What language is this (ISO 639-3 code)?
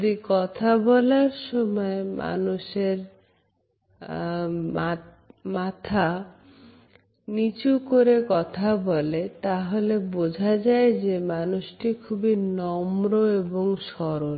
ben